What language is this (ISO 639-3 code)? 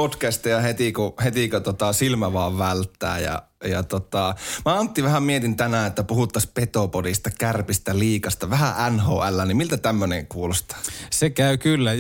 fin